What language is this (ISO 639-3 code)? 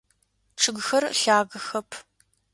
ady